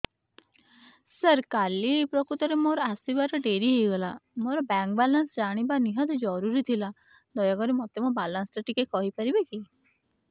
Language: Odia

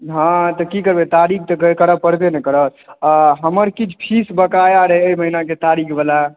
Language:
Maithili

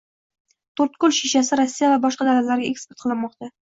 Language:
Uzbek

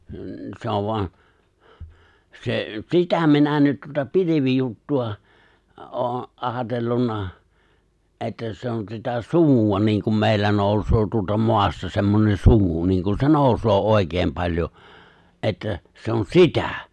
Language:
Finnish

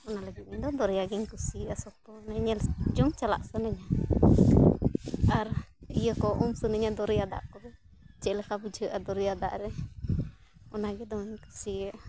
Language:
Santali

